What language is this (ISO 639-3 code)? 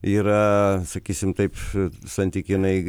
lit